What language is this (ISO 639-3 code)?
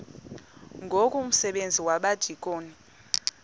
xho